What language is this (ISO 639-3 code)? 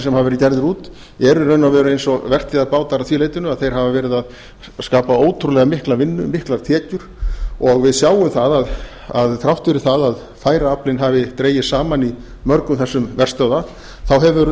isl